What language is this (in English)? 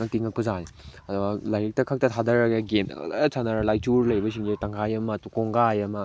Manipuri